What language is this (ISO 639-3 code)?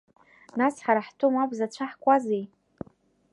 abk